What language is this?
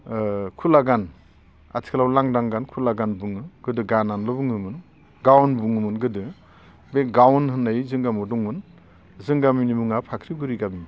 Bodo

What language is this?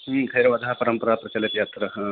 Sanskrit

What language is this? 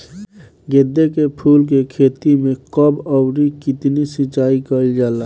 Bhojpuri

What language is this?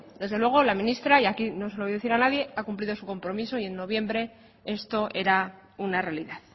Spanish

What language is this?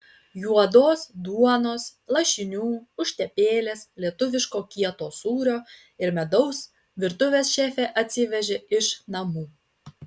Lithuanian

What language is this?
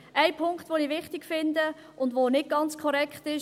Swiss German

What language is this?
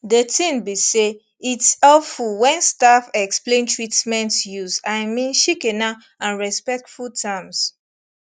Nigerian Pidgin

